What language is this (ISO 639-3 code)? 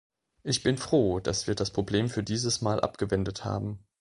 deu